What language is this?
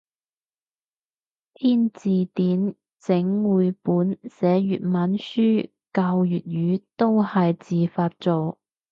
Cantonese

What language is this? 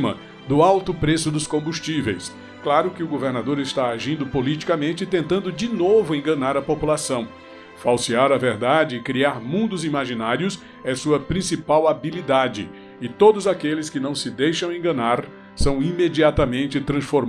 Portuguese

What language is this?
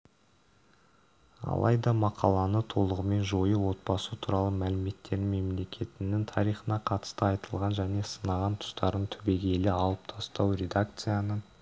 Kazakh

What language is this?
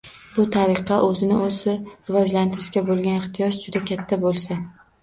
Uzbek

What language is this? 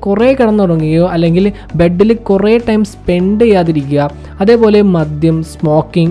Malayalam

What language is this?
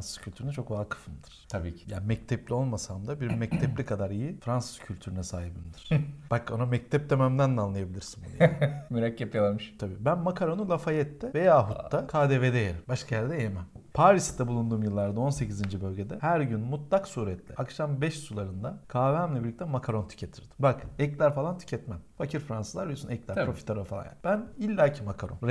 Turkish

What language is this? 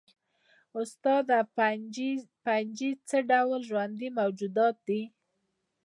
Pashto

